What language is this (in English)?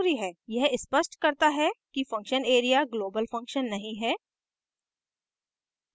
Hindi